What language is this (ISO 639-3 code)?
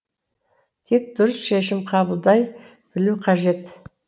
kaz